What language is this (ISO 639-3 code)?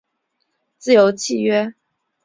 zho